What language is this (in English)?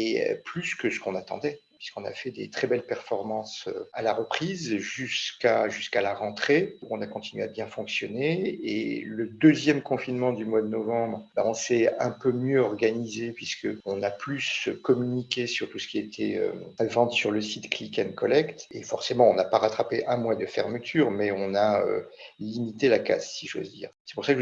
French